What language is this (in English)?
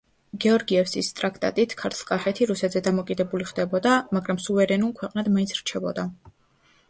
Georgian